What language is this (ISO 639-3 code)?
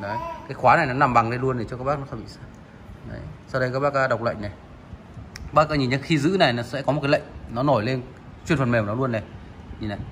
vie